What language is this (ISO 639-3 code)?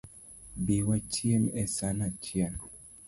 luo